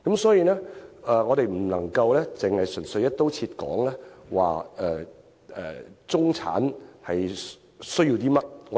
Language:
Cantonese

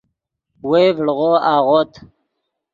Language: Yidgha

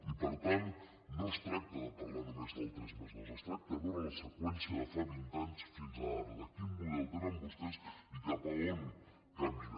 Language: Catalan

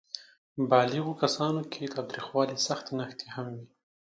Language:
Pashto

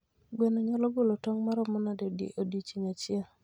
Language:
Luo (Kenya and Tanzania)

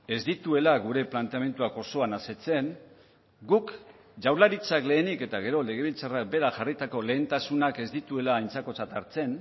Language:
Basque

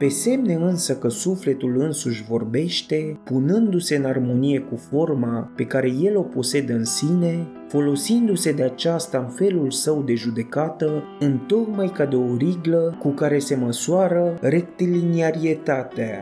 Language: Romanian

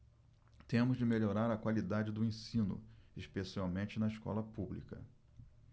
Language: Portuguese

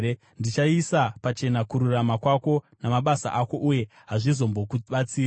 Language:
Shona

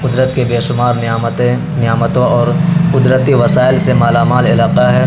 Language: Urdu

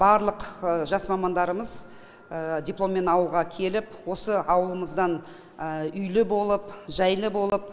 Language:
Kazakh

